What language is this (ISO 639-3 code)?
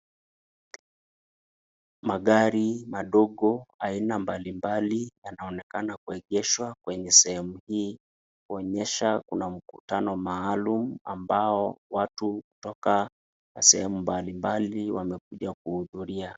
swa